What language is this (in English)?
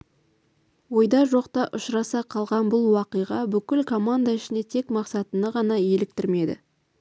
Kazakh